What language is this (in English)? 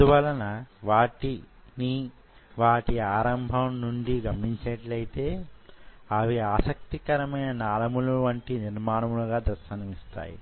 Telugu